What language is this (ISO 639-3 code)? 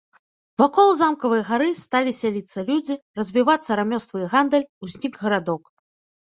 bel